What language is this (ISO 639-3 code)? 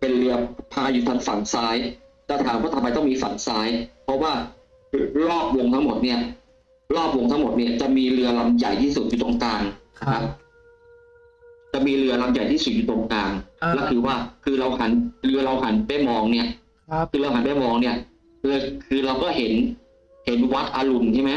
tha